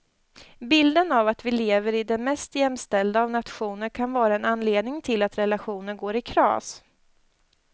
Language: Swedish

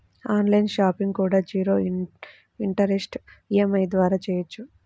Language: Telugu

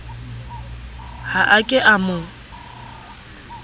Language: Southern Sotho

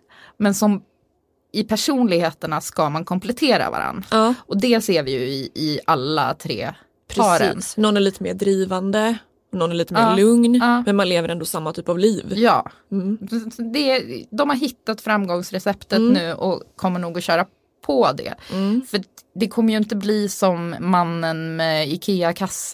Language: Swedish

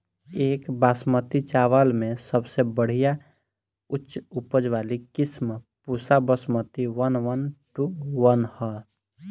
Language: Bhojpuri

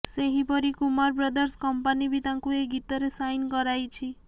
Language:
Odia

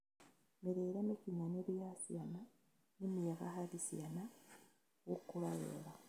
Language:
Kikuyu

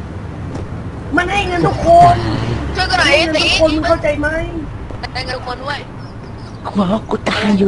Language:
Thai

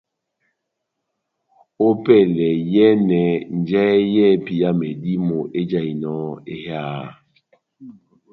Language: Batanga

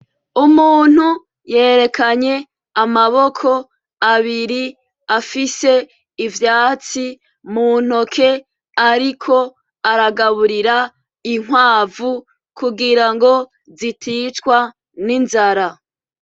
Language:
Rundi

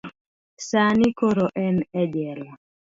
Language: Luo (Kenya and Tanzania)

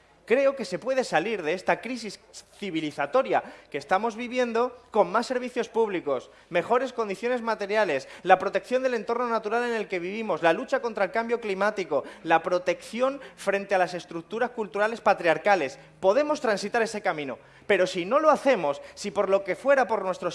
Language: Spanish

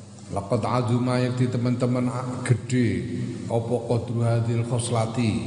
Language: Indonesian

